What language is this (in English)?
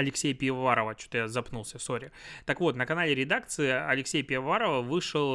Russian